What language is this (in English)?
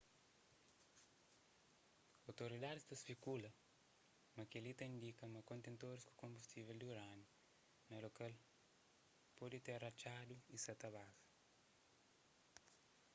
Kabuverdianu